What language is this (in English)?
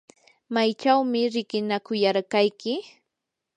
Yanahuanca Pasco Quechua